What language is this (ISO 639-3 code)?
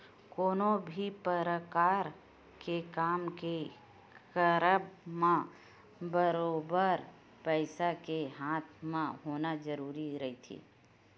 hne